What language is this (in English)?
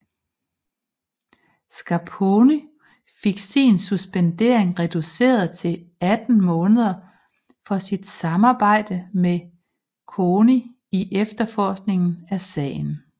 Danish